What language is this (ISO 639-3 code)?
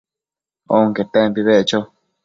mcf